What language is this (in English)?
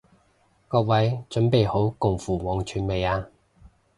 Cantonese